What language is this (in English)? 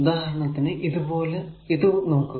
Malayalam